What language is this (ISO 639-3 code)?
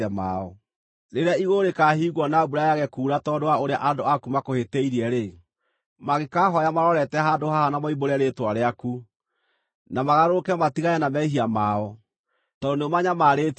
kik